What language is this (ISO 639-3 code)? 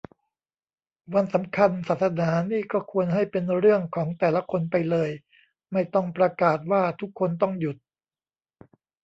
tha